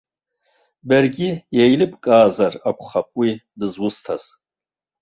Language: Abkhazian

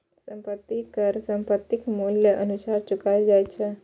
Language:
Maithili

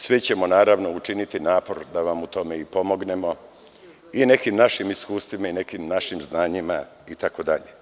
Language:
Serbian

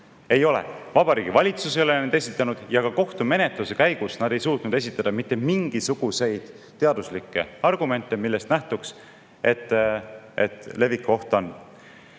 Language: Estonian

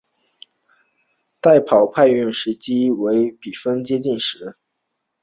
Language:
Chinese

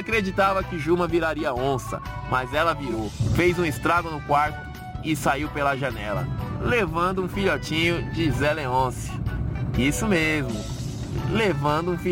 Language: Portuguese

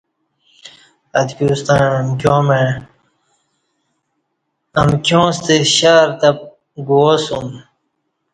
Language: Kati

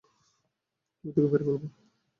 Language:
Bangla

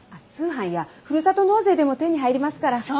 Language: Japanese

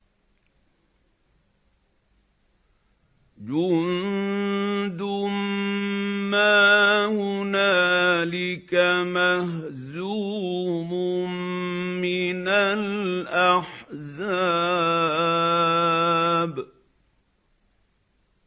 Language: Arabic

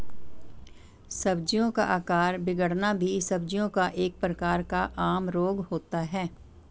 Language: Hindi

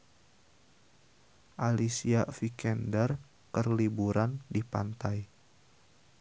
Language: Sundanese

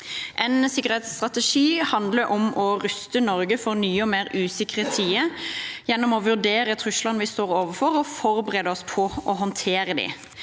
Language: Norwegian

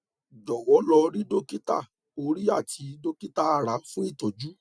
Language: Yoruba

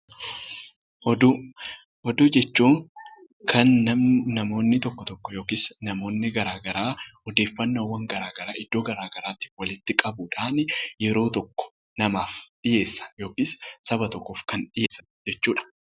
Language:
Oromo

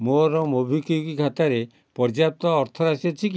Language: Odia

